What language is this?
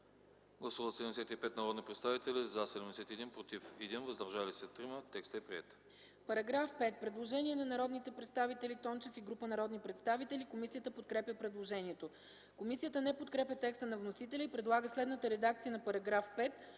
Bulgarian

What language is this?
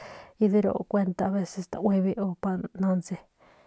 Northern Pame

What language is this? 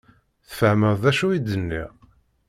Kabyle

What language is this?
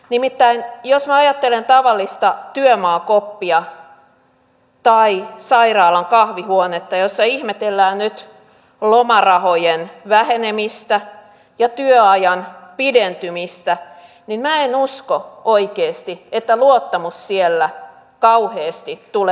Finnish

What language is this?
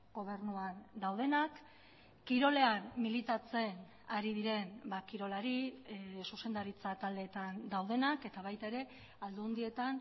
Basque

